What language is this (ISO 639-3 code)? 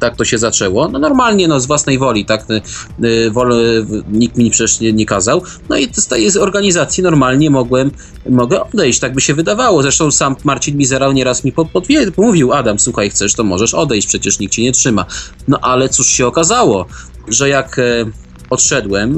pol